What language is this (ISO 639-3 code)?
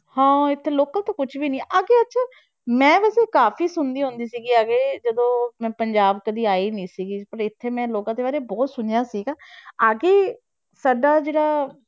pan